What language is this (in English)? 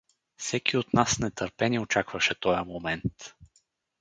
Bulgarian